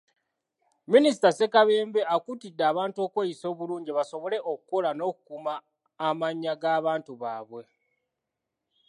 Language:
Ganda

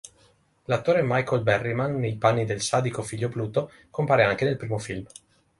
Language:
Italian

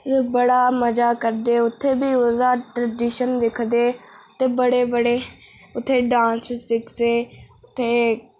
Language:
Dogri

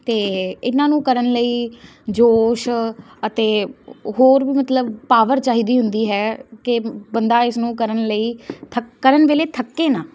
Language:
Punjabi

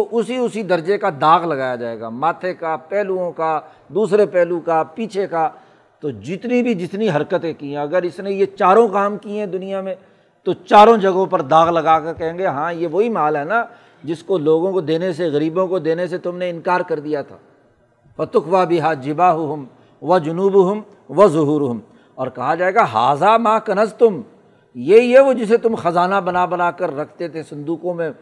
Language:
Urdu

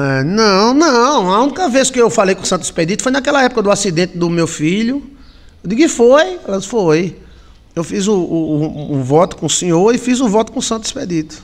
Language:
Portuguese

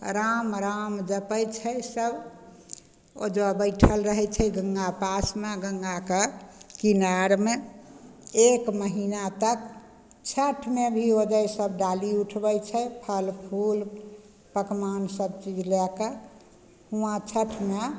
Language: Maithili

